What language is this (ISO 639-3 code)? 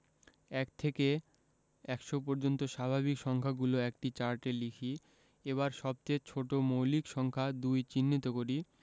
ben